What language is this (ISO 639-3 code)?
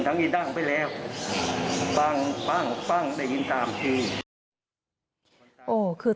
tha